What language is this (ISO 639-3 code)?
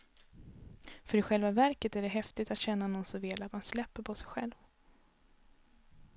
swe